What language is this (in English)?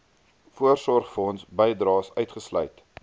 Afrikaans